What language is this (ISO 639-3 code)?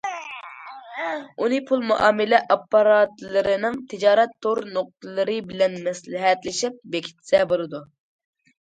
uig